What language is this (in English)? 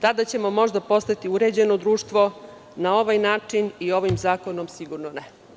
Serbian